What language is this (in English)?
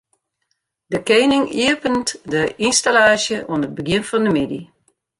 Western Frisian